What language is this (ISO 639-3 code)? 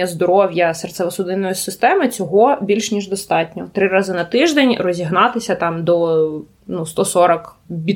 ukr